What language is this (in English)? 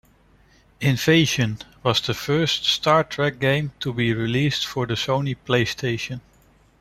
English